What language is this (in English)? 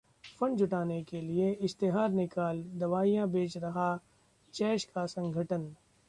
Hindi